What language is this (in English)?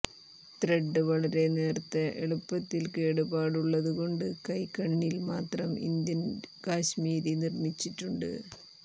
Malayalam